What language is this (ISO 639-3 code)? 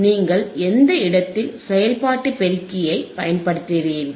tam